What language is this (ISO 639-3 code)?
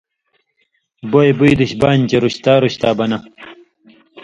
mvy